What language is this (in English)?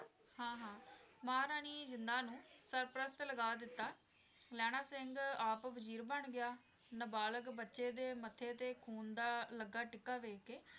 Punjabi